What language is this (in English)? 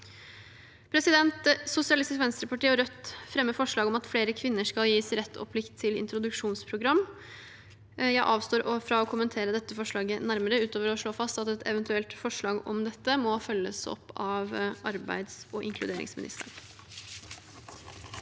Norwegian